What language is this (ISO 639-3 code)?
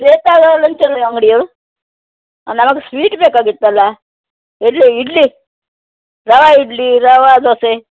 kan